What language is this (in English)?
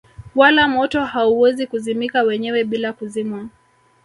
Swahili